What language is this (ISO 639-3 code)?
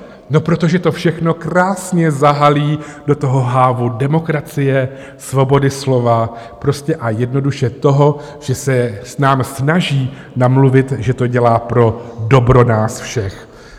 ces